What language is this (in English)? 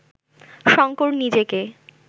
Bangla